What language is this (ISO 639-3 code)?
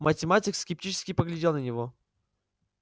rus